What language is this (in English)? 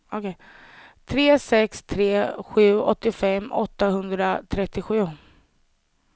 Swedish